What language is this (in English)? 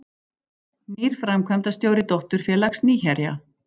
Icelandic